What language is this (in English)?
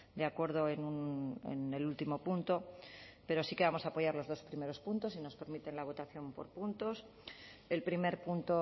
Spanish